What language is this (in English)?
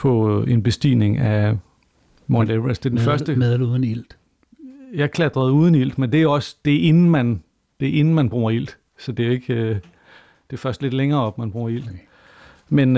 Danish